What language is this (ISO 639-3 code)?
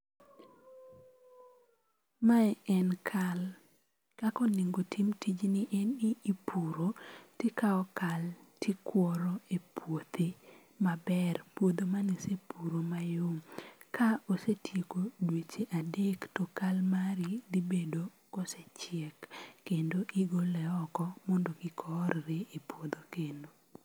luo